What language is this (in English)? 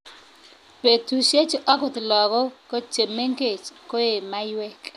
Kalenjin